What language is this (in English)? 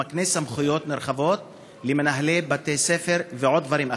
Hebrew